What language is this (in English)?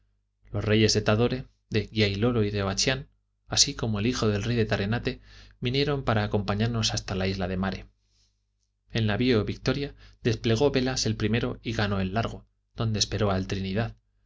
Spanish